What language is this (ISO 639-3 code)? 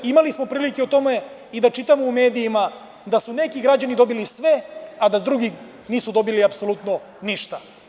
srp